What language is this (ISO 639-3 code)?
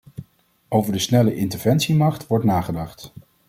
nld